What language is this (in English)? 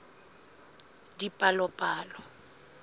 Southern Sotho